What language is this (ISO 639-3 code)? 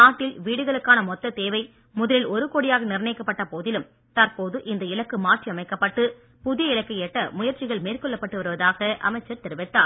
tam